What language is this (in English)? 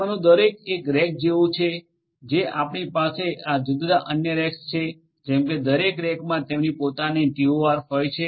Gujarati